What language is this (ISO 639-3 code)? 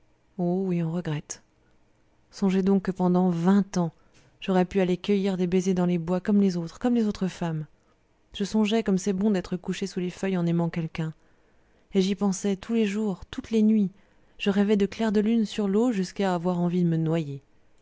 fra